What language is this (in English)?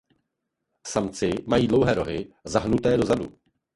Czech